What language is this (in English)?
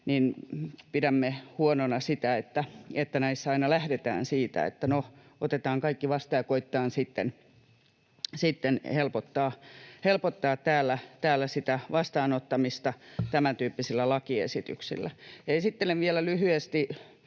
Finnish